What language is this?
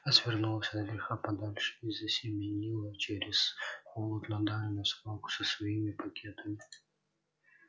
Russian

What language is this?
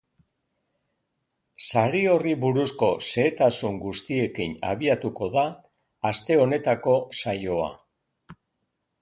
Basque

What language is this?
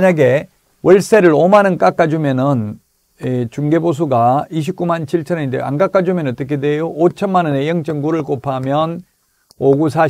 Korean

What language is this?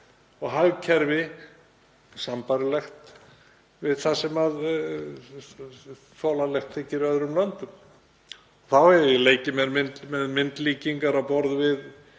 Icelandic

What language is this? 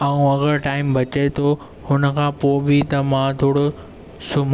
Sindhi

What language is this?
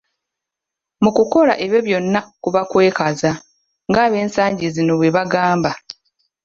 Ganda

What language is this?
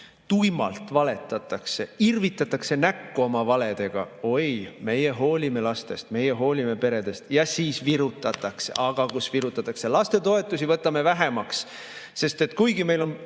Estonian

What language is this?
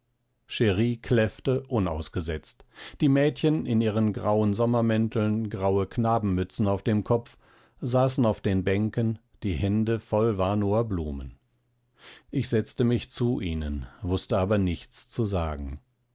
German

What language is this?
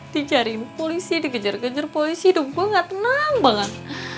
Indonesian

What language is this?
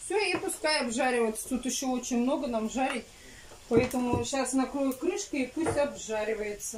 Russian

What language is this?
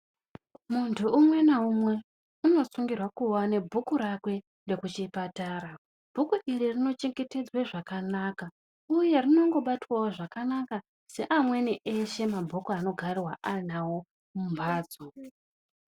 Ndau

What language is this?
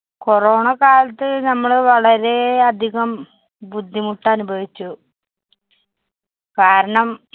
Malayalam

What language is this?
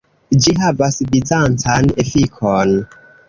Esperanto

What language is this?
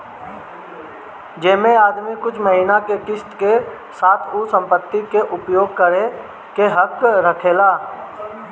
Bhojpuri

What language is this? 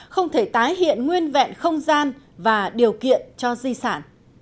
Vietnamese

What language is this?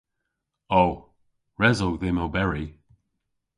Cornish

